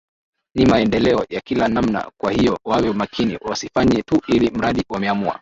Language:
Swahili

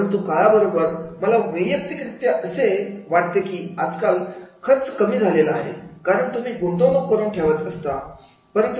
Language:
Marathi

